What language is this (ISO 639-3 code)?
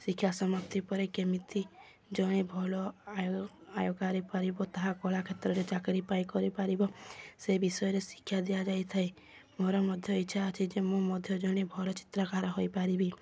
ori